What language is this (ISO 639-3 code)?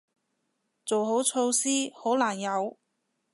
yue